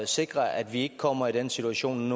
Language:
Danish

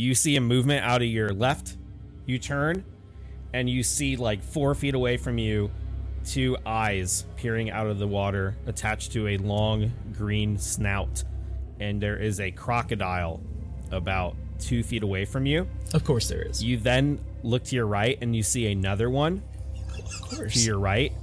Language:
English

